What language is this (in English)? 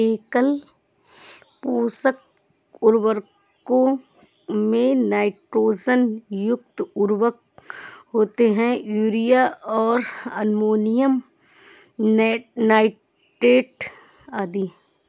Hindi